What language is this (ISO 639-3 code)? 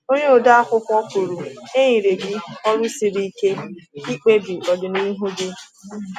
ibo